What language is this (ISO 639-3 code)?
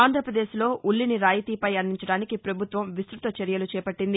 tel